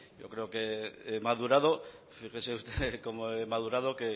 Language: Spanish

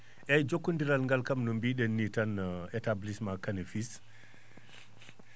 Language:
Fula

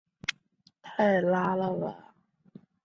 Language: Chinese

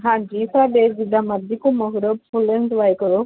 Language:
Punjabi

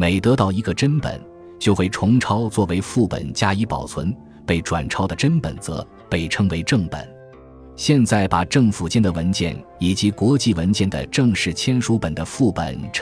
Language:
Chinese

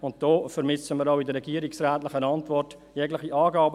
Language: Swiss German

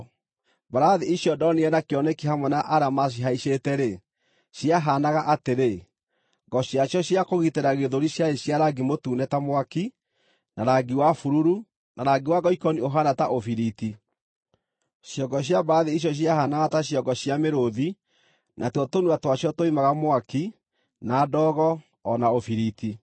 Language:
Kikuyu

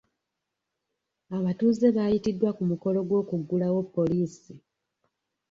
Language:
Ganda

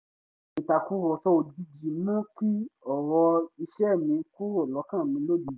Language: Yoruba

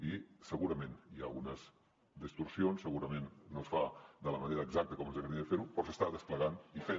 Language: Catalan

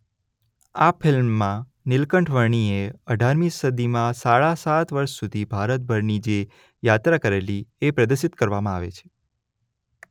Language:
Gujarati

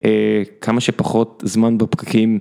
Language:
Hebrew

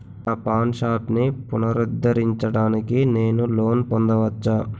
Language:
Telugu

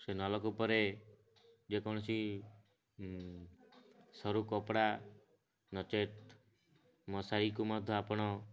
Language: Odia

